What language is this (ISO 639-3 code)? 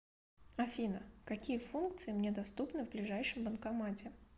rus